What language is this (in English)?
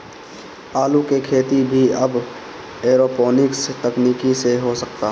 Bhojpuri